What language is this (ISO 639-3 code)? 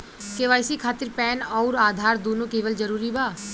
bho